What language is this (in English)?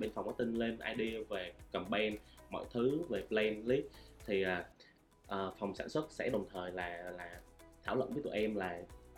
Vietnamese